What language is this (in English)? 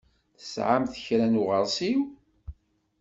Kabyle